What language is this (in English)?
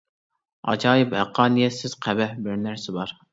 Uyghur